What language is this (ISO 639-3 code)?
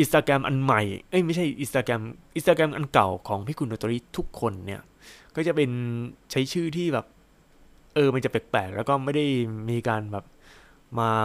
tha